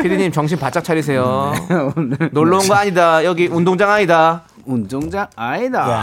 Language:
Korean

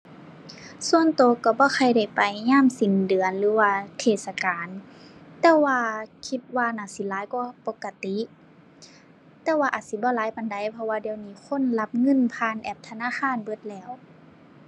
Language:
Thai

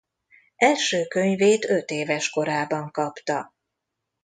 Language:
Hungarian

